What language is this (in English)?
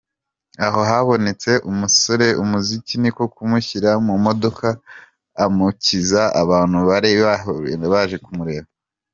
Kinyarwanda